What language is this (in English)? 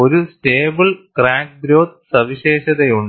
Malayalam